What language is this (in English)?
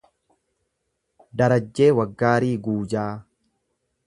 Oromo